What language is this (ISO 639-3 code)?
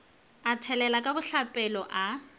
nso